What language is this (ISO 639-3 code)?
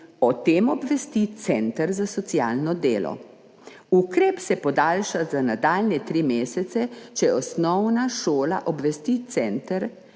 slv